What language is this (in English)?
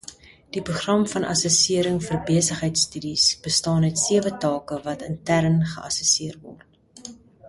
Afrikaans